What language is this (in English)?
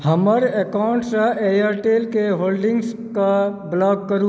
Maithili